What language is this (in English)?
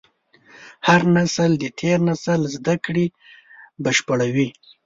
Pashto